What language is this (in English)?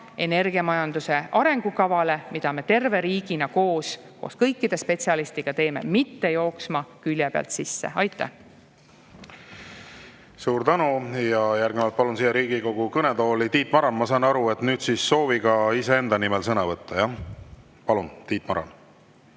Estonian